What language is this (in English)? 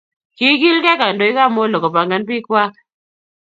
Kalenjin